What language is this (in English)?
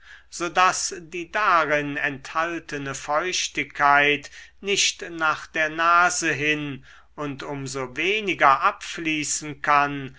German